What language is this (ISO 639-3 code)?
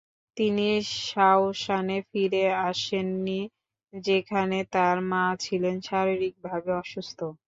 ben